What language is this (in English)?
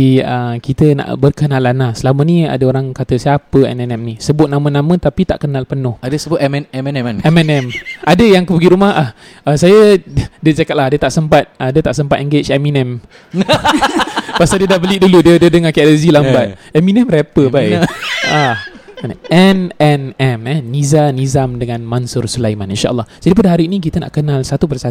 Malay